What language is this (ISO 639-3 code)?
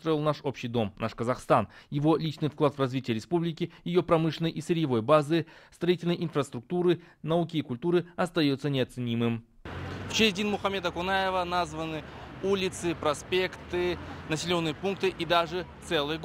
rus